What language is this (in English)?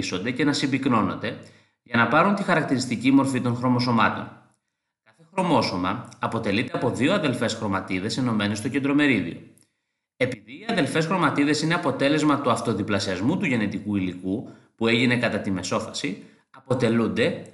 Greek